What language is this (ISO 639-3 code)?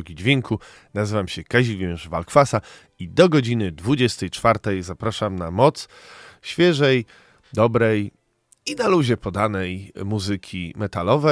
pol